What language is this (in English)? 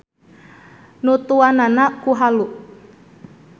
Sundanese